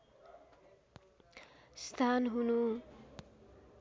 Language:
Nepali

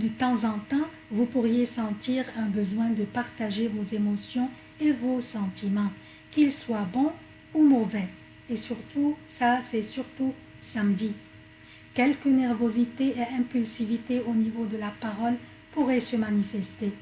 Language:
French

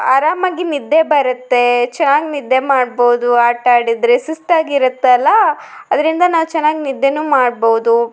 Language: Kannada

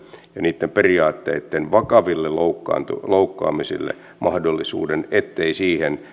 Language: Finnish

